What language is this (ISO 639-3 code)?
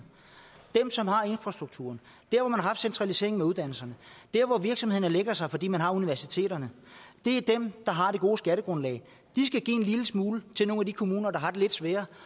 dan